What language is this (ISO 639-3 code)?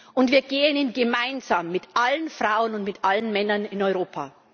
deu